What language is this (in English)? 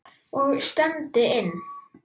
Icelandic